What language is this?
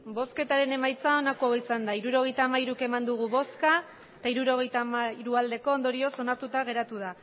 Basque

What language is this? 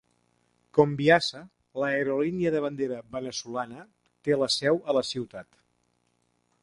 Catalan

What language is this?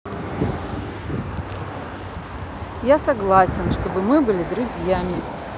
Russian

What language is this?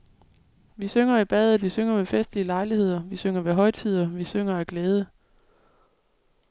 Danish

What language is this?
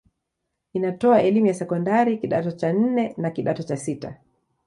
Swahili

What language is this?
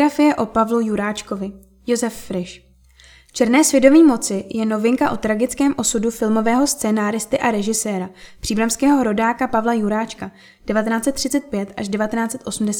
Czech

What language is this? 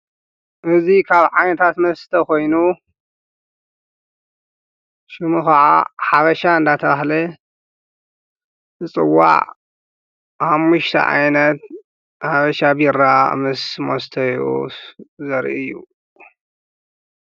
Tigrinya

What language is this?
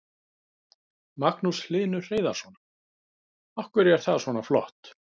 Icelandic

